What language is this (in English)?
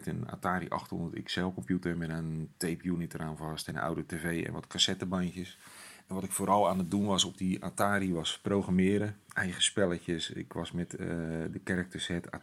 Dutch